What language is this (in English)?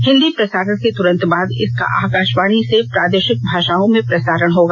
Hindi